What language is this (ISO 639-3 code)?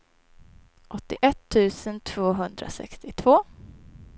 swe